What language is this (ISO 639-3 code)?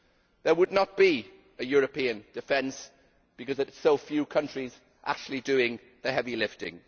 eng